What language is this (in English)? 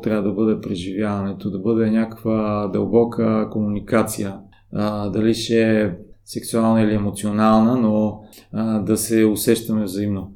Bulgarian